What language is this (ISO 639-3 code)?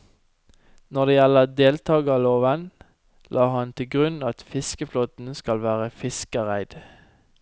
nor